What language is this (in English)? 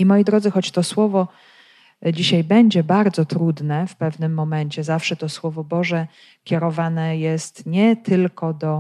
Polish